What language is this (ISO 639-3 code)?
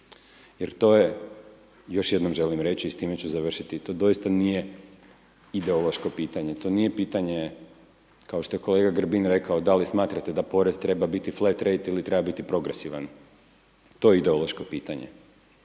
hrv